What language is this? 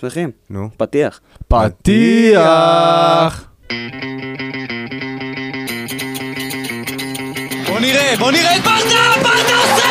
Hebrew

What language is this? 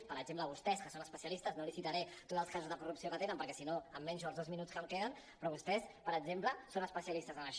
Catalan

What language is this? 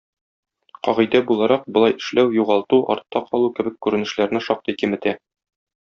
Tatar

